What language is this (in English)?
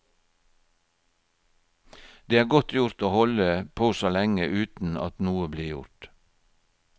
Norwegian